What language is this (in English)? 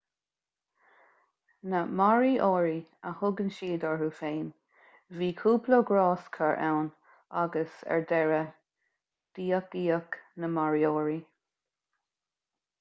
Irish